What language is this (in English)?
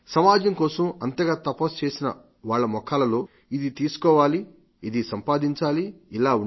Telugu